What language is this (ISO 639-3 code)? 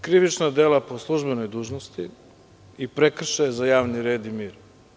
srp